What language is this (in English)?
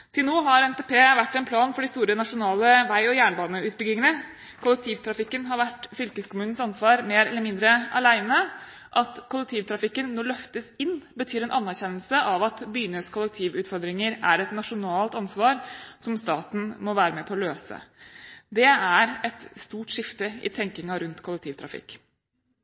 Norwegian Bokmål